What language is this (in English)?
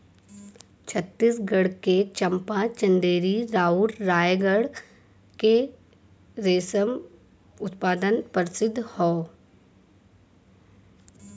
Bhojpuri